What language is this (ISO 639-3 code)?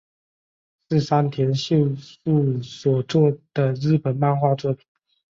zho